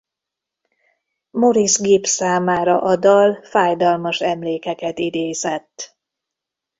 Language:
Hungarian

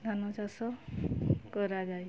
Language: Odia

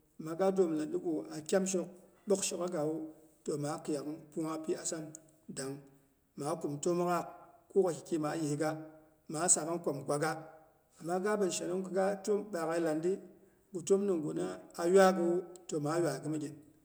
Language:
Boghom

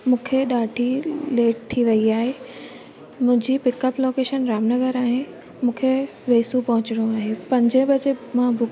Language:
Sindhi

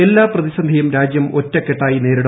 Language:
Malayalam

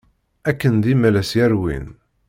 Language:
Kabyle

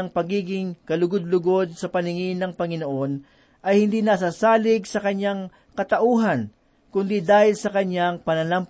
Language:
Filipino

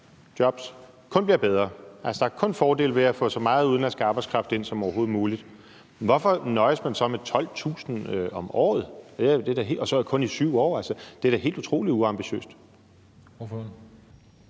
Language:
Danish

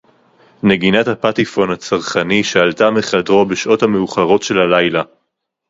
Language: Hebrew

